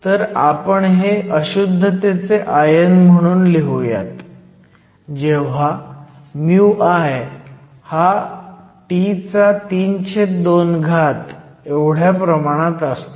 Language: Marathi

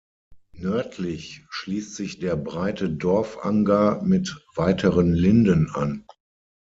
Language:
German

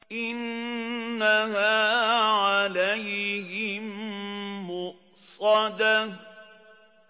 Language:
Arabic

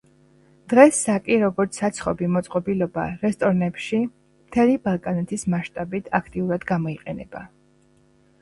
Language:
Georgian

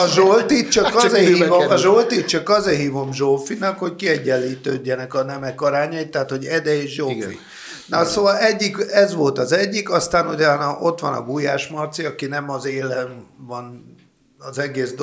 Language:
Hungarian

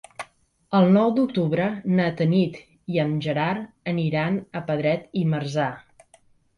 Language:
Catalan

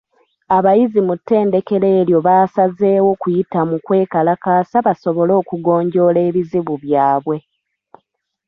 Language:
Ganda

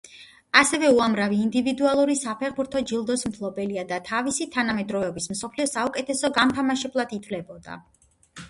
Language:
Georgian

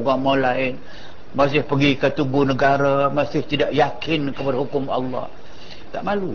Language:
Malay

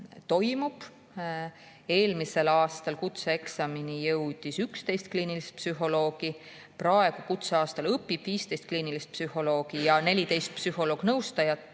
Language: Estonian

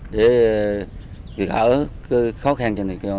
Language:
Vietnamese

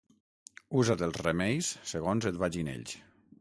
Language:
Catalan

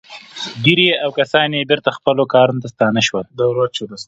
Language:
Pashto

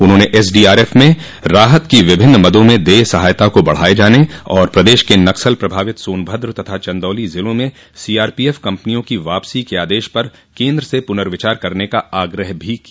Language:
Hindi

